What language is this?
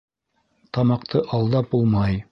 Bashkir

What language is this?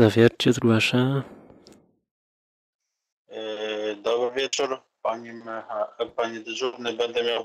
Polish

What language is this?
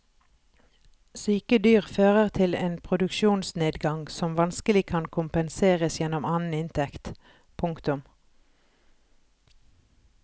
Norwegian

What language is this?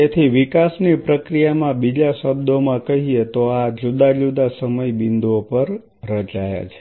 Gujarati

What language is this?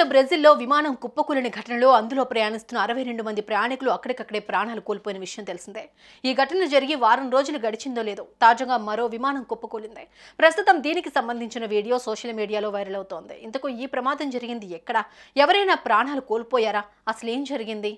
Telugu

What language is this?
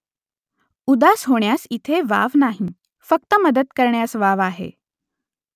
Marathi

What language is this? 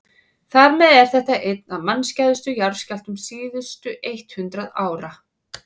Icelandic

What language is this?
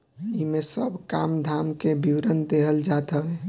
Bhojpuri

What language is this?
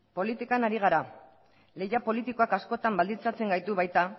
Basque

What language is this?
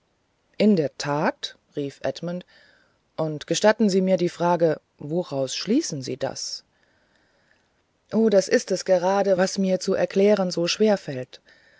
German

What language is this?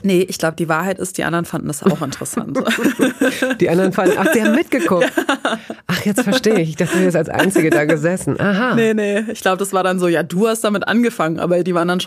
German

